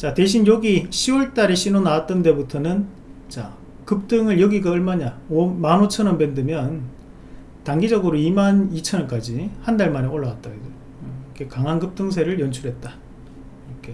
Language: Korean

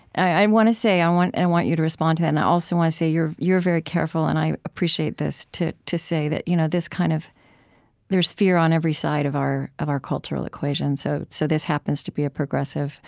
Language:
English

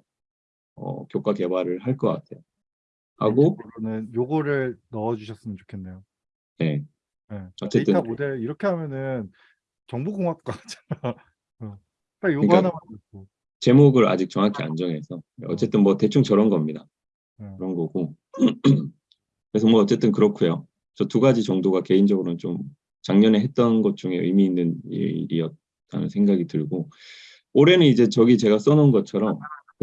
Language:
Korean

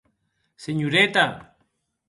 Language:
Occitan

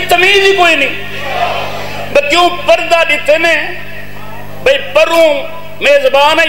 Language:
Arabic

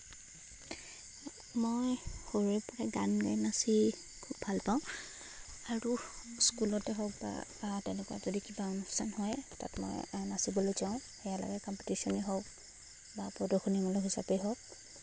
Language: Assamese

